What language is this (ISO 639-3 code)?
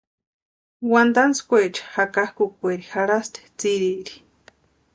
pua